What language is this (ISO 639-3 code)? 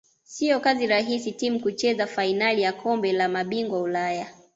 swa